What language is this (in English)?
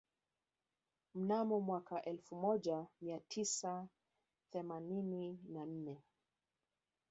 Swahili